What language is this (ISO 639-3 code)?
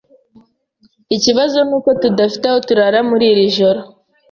kin